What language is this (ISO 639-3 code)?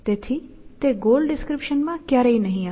guj